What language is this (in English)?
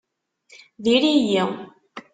Kabyle